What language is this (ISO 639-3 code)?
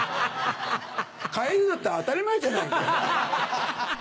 jpn